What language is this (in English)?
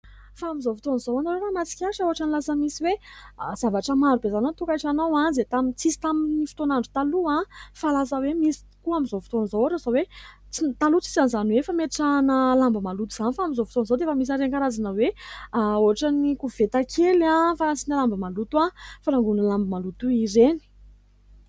Malagasy